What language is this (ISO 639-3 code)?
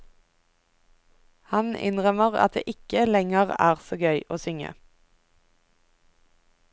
nor